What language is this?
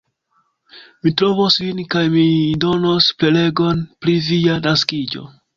Esperanto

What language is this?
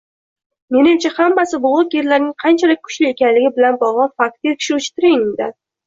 Uzbek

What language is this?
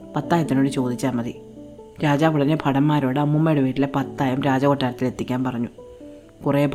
Malayalam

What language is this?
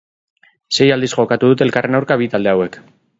Basque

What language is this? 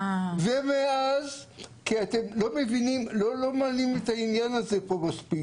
Hebrew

